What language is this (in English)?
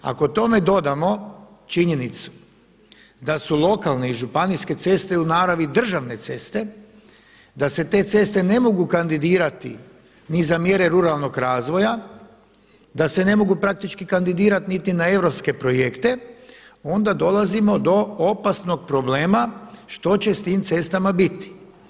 Croatian